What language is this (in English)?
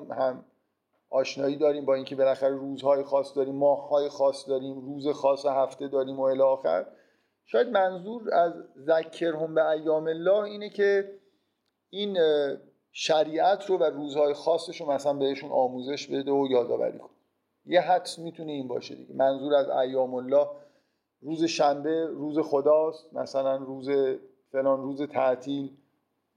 Persian